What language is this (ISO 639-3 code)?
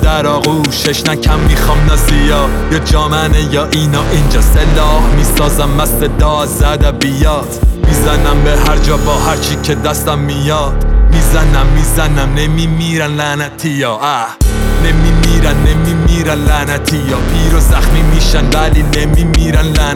fas